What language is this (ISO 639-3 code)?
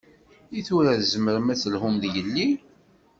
kab